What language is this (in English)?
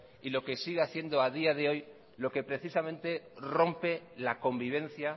Spanish